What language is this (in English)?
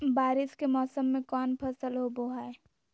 Magahi